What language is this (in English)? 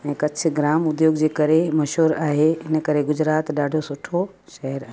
Sindhi